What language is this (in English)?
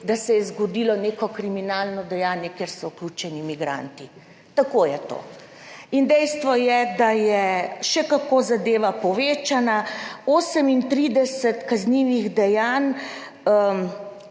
Slovenian